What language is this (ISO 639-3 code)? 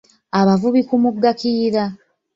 lug